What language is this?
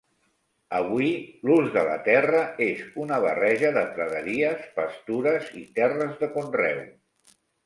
Catalan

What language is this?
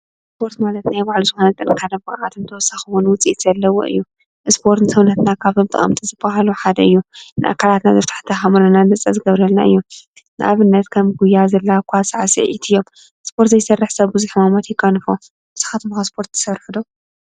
Tigrinya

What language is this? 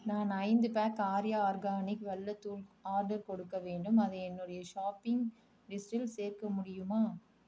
Tamil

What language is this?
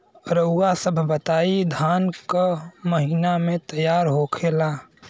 Bhojpuri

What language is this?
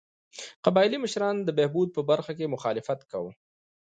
Pashto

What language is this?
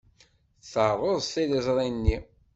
Kabyle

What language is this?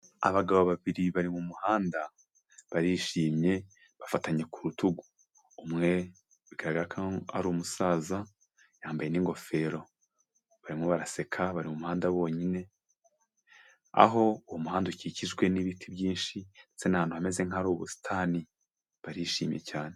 Kinyarwanda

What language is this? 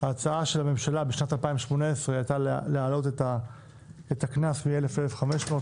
Hebrew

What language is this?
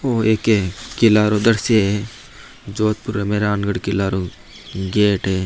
Marwari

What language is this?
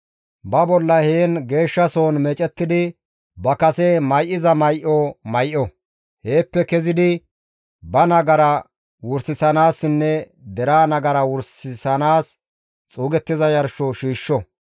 Gamo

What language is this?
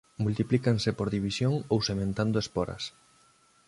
Galician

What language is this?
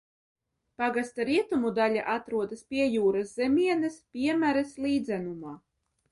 Latvian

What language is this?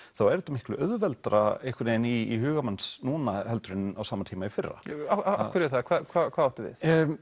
Icelandic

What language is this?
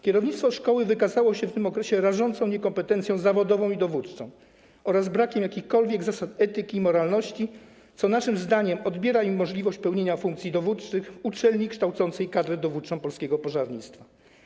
Polish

